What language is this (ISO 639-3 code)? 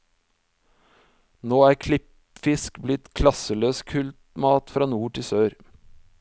nor